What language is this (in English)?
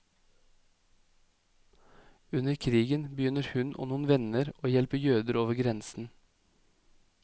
Norwegian